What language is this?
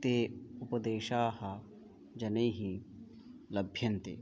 Sanskrit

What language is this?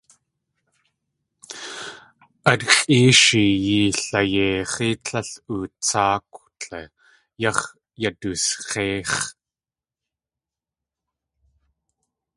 Tlingit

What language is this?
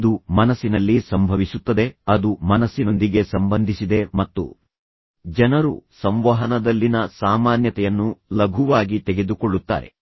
Kannada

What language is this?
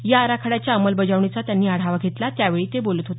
Marathi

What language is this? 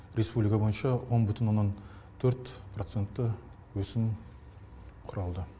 Kazakh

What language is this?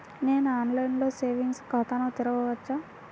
Telugu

